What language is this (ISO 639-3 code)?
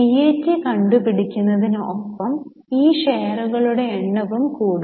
mal